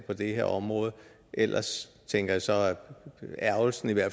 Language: Danish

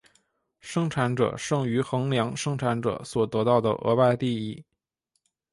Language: Chinese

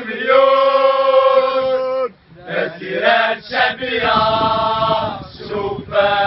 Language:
Arabic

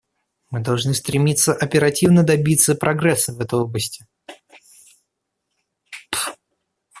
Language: Russian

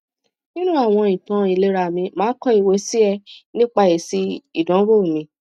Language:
Yoruba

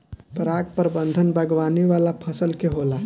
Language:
Bhojpuri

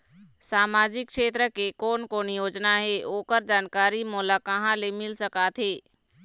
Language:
Chhattisgarhi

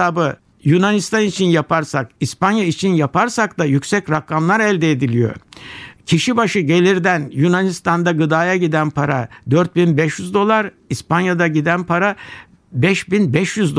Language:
Turkish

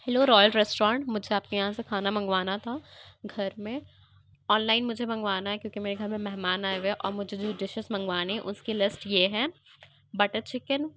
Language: Urdu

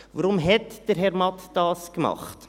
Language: Swiss German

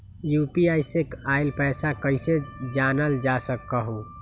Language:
Magahi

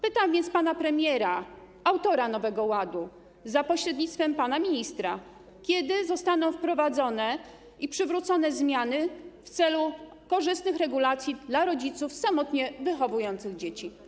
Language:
Polish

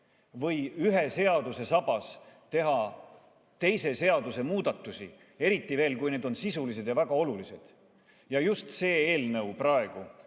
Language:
Estonian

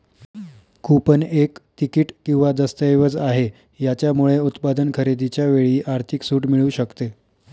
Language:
Marathi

